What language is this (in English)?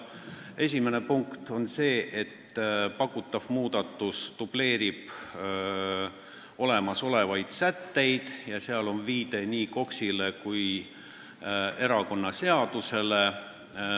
Estonian